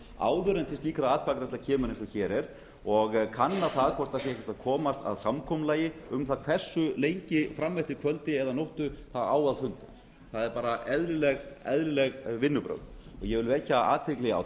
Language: Icelandic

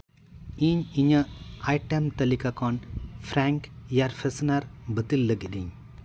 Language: Santali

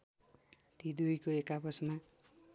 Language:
Nepali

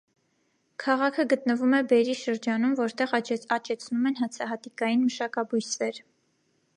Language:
Armenian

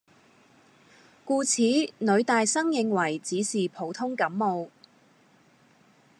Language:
Cantonese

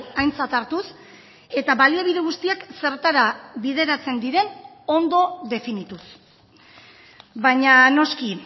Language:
Basque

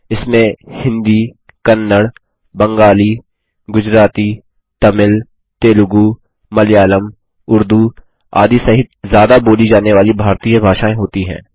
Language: Hindi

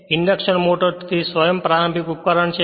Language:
Gujarati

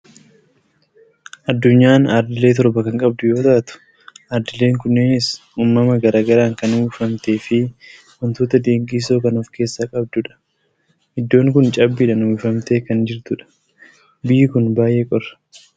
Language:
Oromo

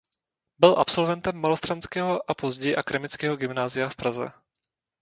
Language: Czech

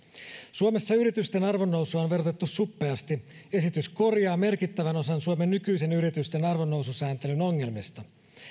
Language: Finnish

